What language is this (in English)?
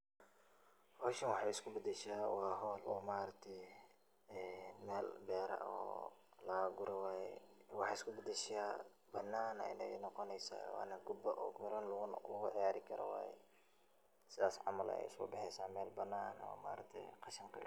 Somali